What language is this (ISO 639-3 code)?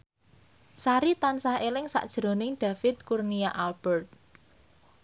jav